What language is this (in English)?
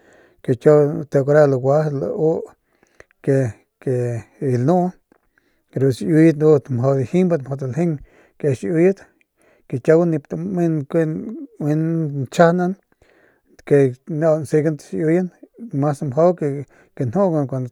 Northern Pame